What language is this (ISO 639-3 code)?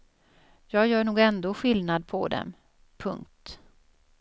swe